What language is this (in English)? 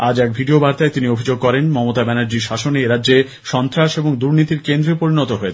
Bangla